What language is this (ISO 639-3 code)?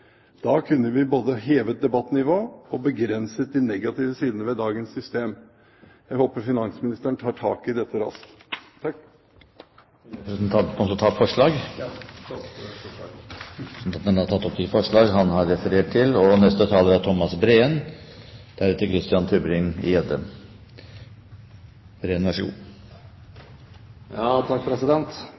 nor